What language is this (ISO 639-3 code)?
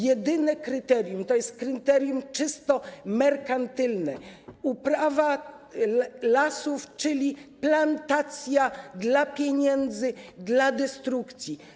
pol